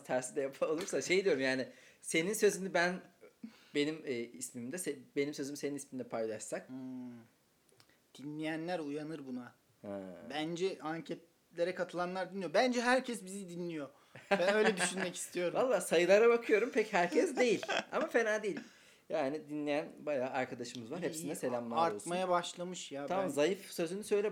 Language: Turkish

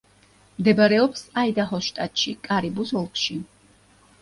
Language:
Georgian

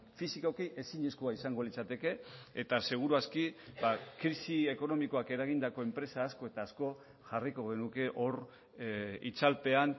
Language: Basque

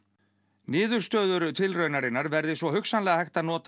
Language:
Icelandic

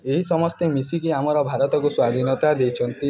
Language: Odia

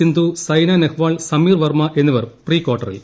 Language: Malayalam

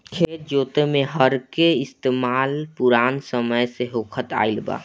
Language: Bhojpuri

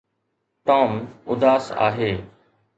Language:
Sindhi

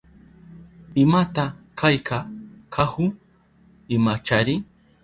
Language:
Southern Pastaza Quechua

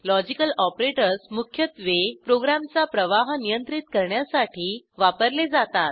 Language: Marathi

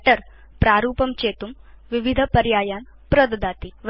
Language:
Sanskrit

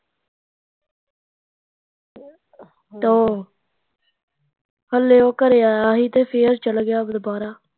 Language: Punjabi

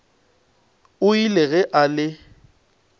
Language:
Northern Sotho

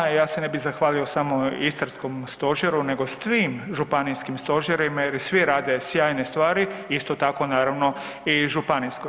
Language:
Croatian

